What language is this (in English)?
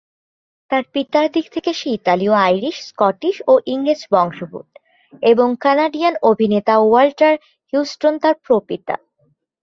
Bangla